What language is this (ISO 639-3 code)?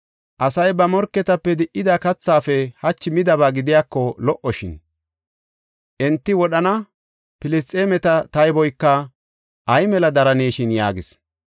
gof